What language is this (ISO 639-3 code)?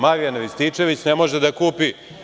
srp